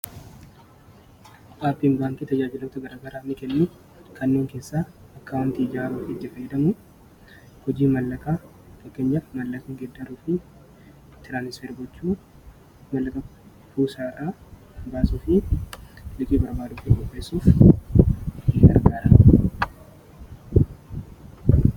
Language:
Oromo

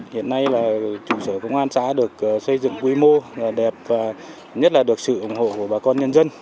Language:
Vietnamese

